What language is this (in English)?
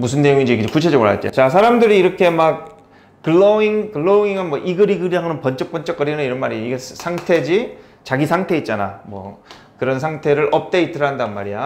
Korean